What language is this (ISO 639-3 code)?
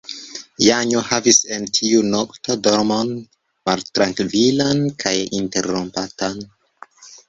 epo